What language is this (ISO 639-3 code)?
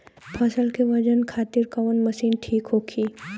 bho